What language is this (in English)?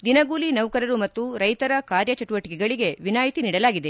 Kannada